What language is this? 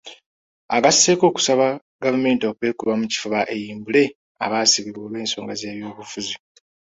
Ganda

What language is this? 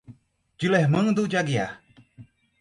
Portuguese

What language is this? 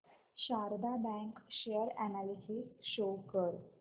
Marathi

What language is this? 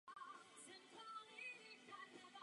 Czech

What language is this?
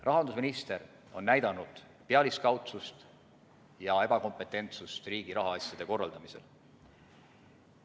Estonian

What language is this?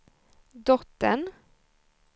Swedish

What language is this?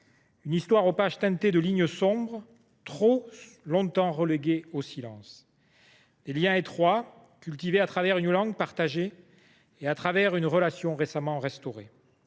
French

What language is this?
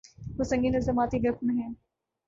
Urdu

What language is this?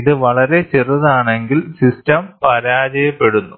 Malayalam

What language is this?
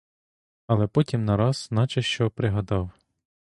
Ukrainian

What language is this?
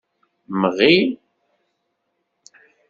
Kabyle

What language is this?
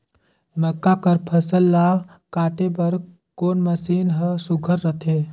Chhattisgarhi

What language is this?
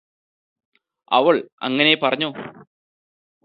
Malayalam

